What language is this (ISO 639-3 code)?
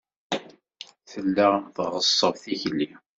kab